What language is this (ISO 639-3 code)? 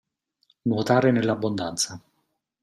ita